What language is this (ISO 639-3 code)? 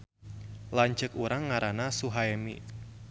sun